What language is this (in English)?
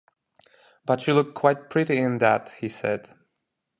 English